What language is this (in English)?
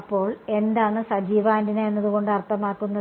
Malayalam